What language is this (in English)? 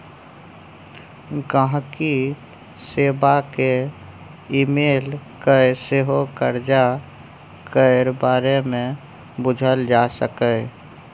Maithili